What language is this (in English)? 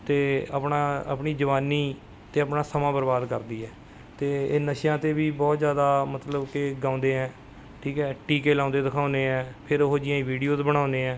Punjabi